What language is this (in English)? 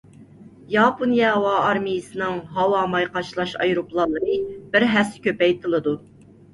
Uyghur